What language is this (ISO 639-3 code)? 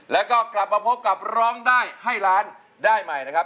tha